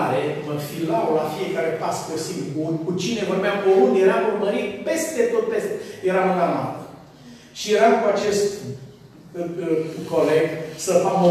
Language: Romanian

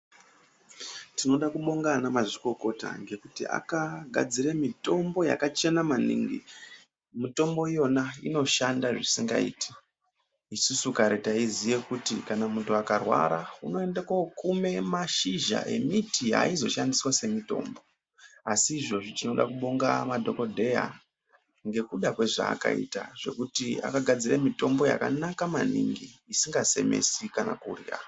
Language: Ndau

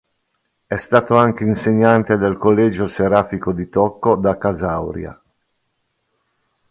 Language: Italian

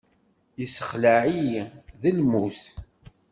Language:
Kabyle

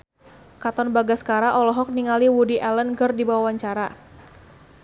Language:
Sundanese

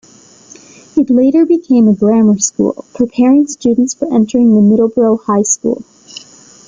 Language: English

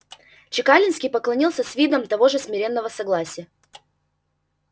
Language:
Russian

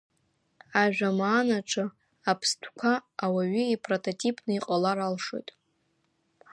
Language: Abkhazian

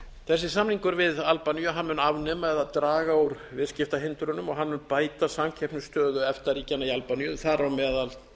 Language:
Icelandic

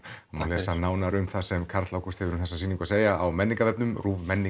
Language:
Icelandic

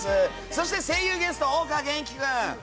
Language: Japanese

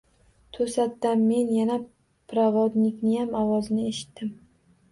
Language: Uzbek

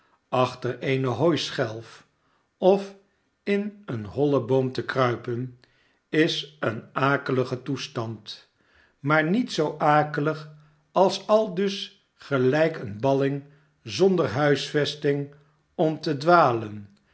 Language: Dutch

